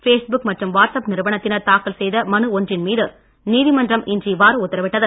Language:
Tamil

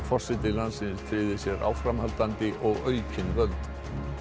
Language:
Icelandic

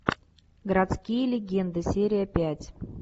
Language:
Russian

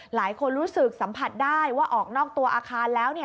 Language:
Thai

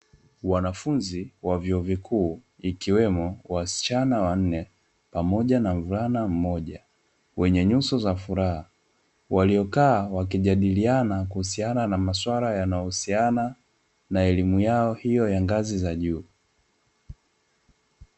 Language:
Swahili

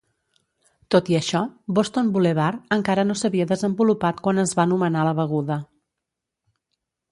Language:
Catalan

